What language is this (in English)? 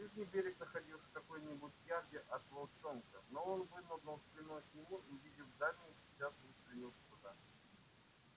Russian